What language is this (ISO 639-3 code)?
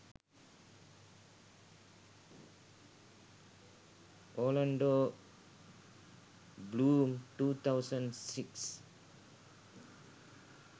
sin